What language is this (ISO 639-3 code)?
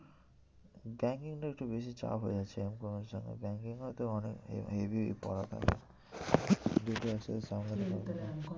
ben